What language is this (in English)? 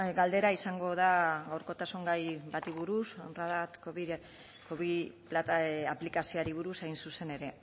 Basque